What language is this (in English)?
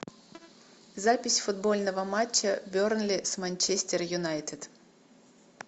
Russian